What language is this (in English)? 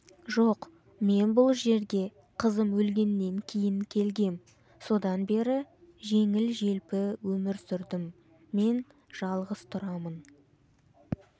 Kazakh